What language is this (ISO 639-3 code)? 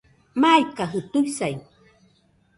hux